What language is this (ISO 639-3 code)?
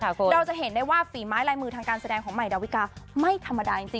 tha